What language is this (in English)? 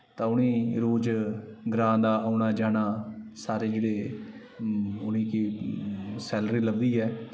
Dogri